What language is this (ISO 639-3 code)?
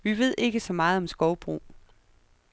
dan